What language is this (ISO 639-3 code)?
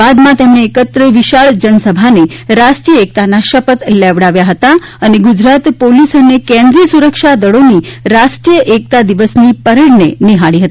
guj